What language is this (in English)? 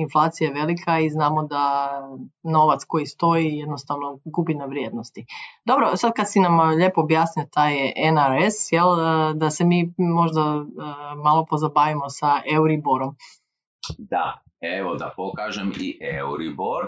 Croatian